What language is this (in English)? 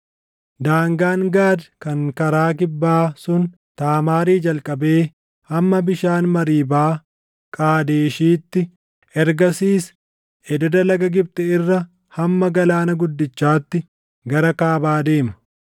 Oromo